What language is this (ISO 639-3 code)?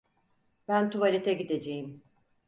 tur